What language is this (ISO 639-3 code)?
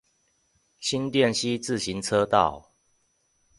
zho